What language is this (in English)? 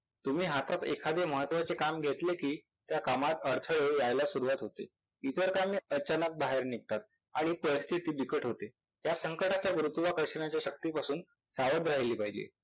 Marathi